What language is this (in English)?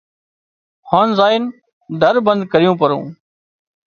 Wadiyara Koli